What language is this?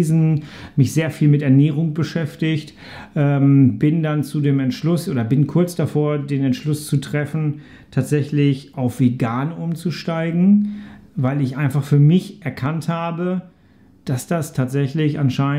German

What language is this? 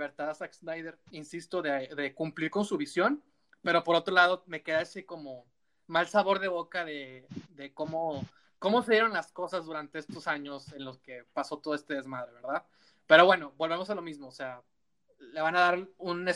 Spanish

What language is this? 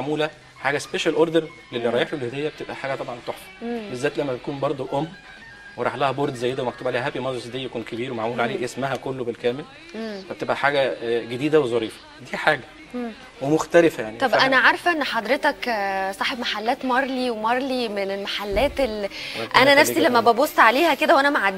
Arabic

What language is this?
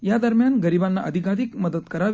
Marathi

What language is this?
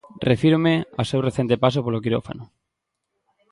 Galician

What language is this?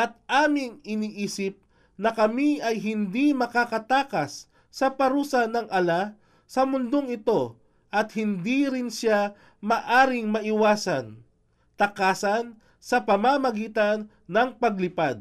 Filipino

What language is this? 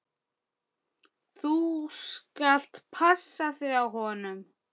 Icelandic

